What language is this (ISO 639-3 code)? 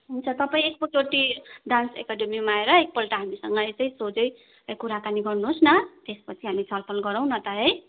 nep